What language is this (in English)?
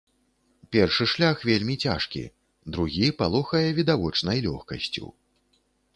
Belarusian